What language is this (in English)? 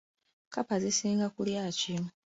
Ganda